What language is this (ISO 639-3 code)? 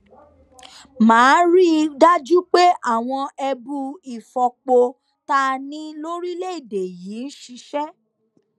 yor